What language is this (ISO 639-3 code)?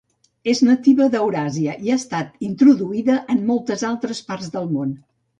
cat